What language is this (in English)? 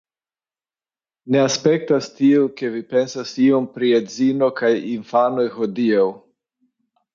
Esperanto